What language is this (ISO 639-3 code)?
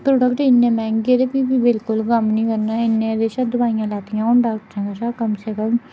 doi